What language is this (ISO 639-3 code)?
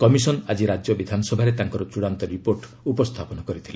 ori